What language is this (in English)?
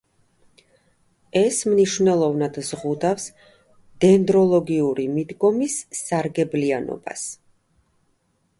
Georgian